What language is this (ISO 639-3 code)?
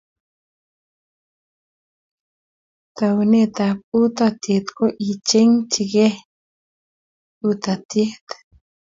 kln